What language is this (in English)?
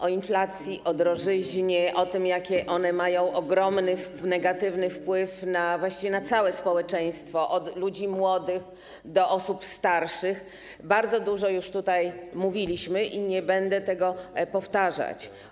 Polish